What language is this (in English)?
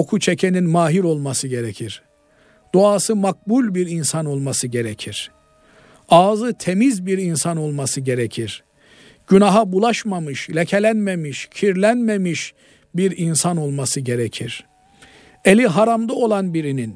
Turkish